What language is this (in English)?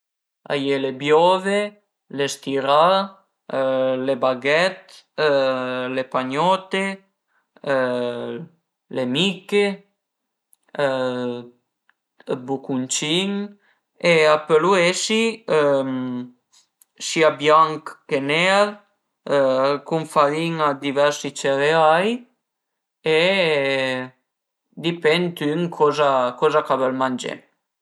Piedmontese